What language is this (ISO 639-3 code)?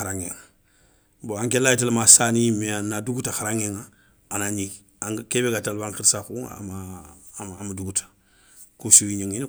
snk